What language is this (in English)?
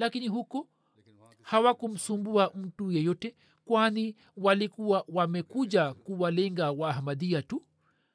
Swahili